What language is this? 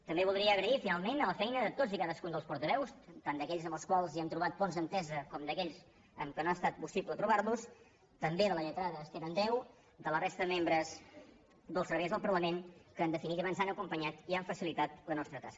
Catalan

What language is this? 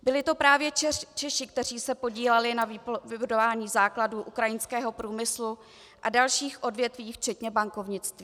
Czech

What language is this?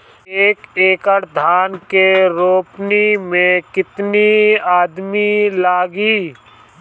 Bhojpuri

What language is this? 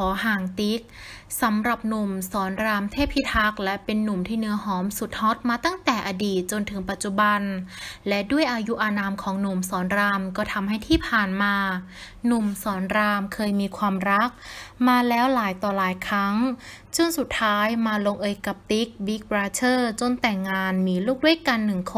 Thai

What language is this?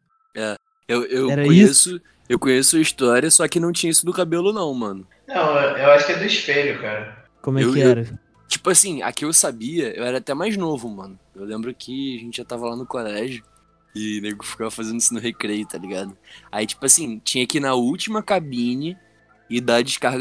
Portuguese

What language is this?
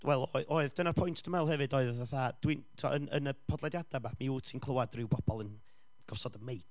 Welsh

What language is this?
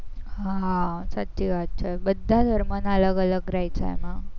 Gujarati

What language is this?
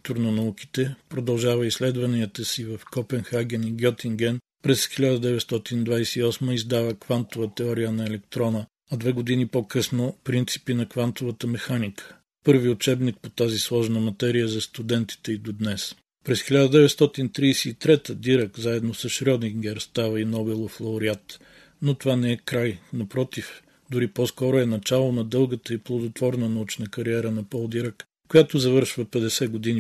Bulgarian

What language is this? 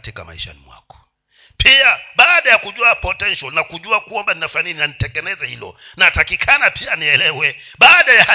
Swahili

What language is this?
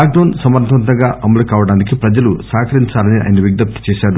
Telugu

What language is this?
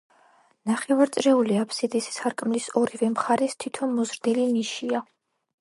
Georgian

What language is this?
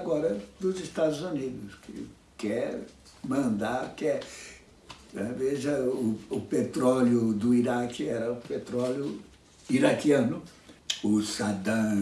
Portuguese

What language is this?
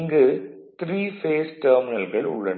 Tamil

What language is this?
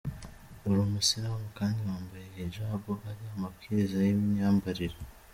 Kinyarwanda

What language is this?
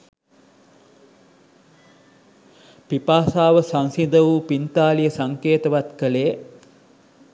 Sinhala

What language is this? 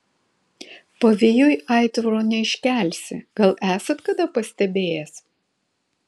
Lithuanian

